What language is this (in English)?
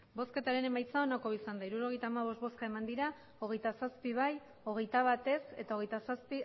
Basque